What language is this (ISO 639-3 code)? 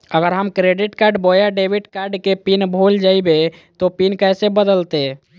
mag